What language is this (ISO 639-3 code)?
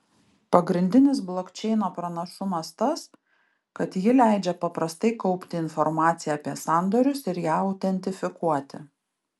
lit